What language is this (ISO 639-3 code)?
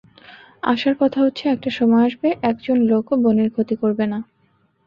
ben